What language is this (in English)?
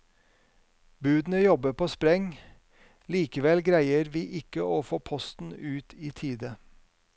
Norwegian